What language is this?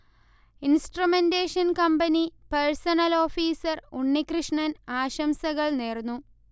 Malayalam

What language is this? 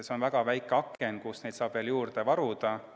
Estonian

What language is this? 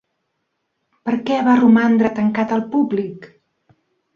Catalan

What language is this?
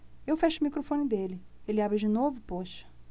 Portuguese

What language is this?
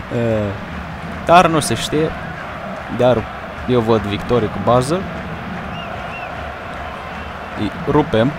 Romanian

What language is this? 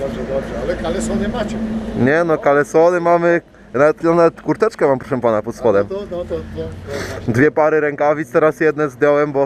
Polish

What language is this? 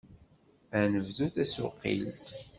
Kabyle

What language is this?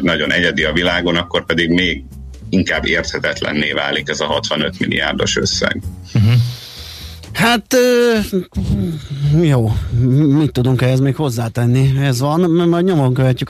Hungarian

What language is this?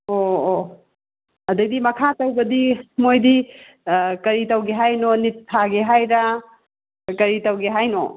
Manipuri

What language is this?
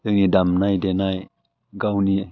Bodo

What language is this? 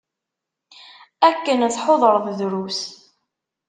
Kabyle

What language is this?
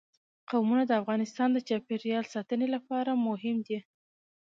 Pashto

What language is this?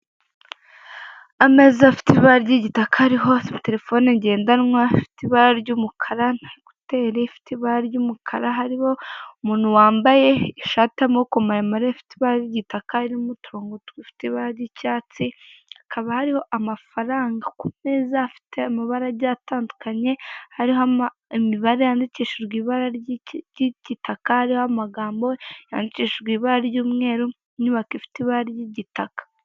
Kinyarwanda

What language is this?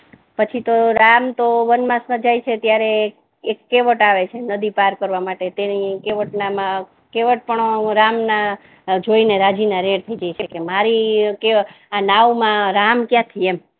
Gujarati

